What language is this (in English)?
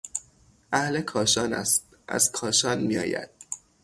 Persian